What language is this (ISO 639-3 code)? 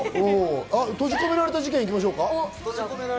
jpn